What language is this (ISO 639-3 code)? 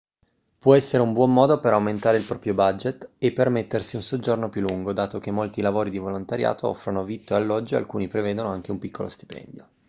ita